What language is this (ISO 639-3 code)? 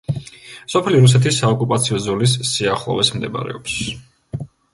kat